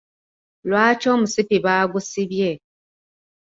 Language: Ganda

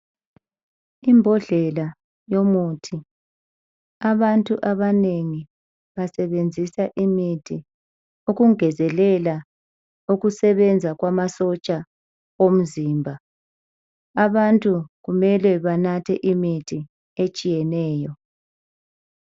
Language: North Ndebele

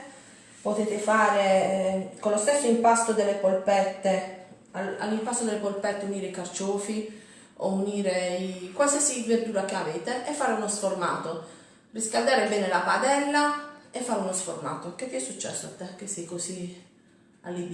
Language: Italian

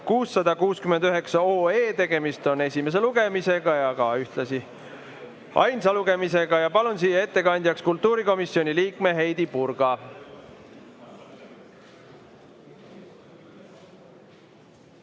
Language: Estonian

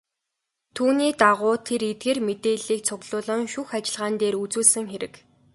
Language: Mongolian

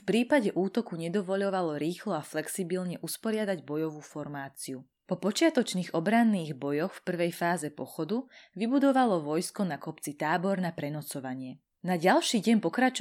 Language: Slovak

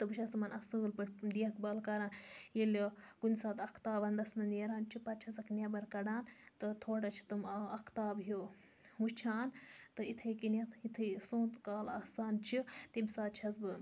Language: Kashmiri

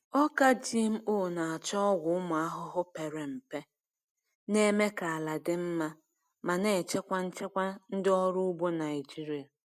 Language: Igbo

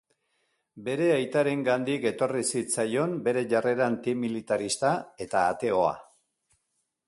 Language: Basque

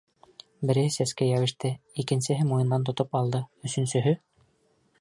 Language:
Bashkir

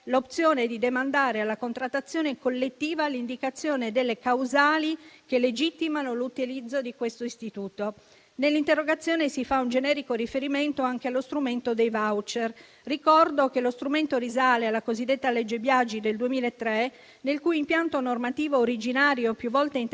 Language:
Italian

